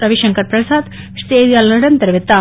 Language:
Tamil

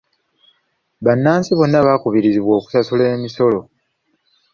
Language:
Ganda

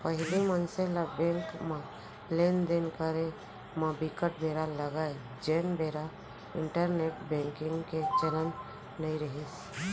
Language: Chhattisgarhi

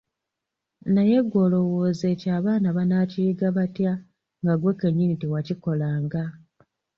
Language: Ganda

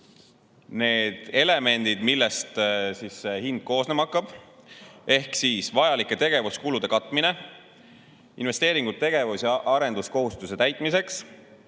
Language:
Estonian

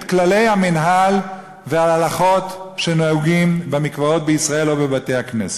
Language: Hebrew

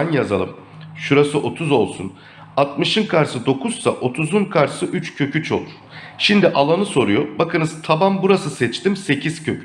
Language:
Turkish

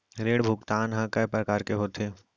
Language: Chhattisgarhi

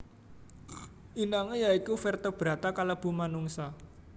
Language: Javanese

